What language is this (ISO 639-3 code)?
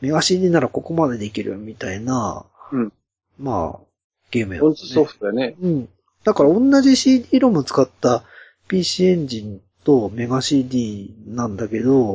jpn